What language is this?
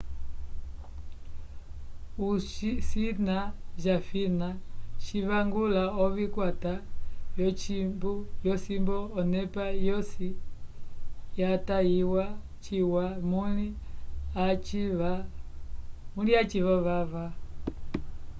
Umbundu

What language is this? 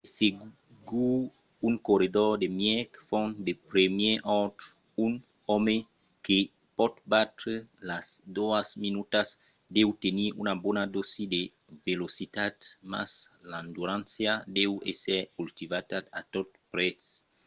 Occitan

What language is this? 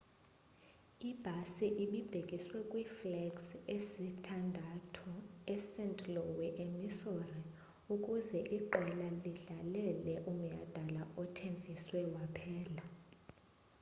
Xhosa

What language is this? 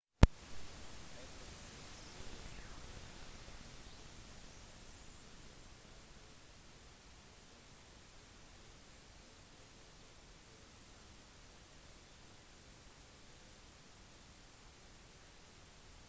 Norwegian Bokmål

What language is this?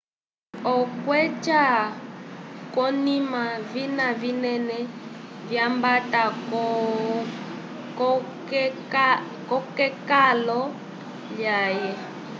Umbundu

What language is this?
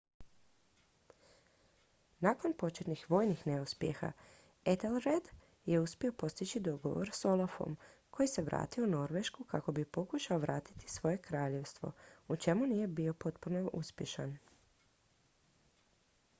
Croatian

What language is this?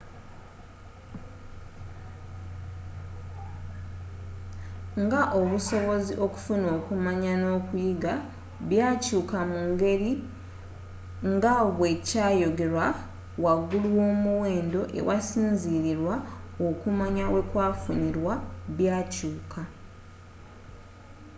Ganda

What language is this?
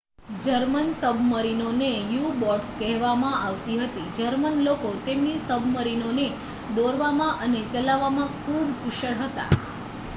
Gujarati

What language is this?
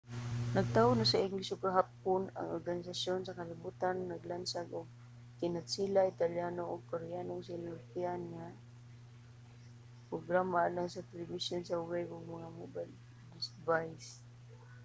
Cebuano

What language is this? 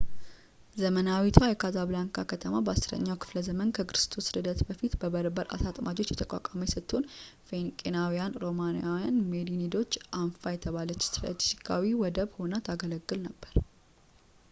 Amharic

